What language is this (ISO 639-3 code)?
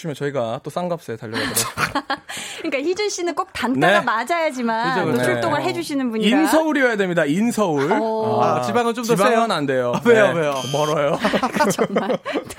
kor